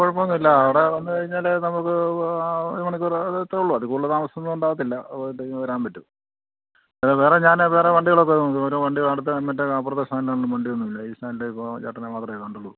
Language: Malayalam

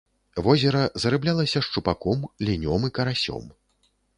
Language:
Belarusian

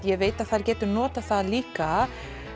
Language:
Icelandic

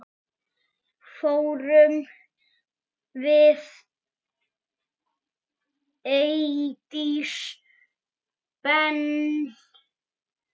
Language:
Icelandic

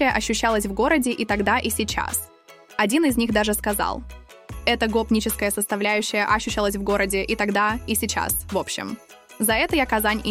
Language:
Russian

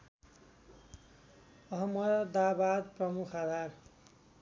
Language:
Nepali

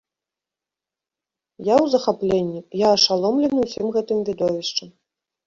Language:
Belarusian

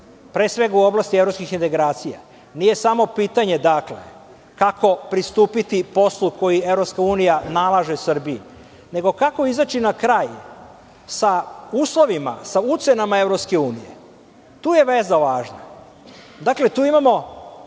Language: Serbian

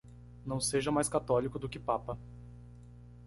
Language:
Portuguese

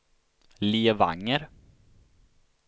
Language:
Swedish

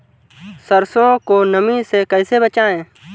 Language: Hindi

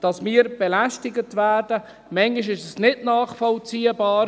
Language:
Swiss German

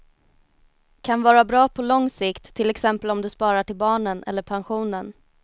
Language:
Swedish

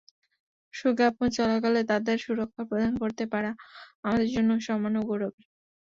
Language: Bangla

